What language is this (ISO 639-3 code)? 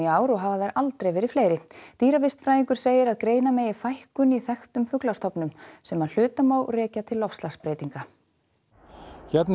isl